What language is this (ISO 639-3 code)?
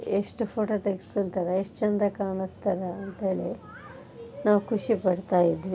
kan